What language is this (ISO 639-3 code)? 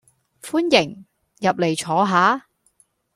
yue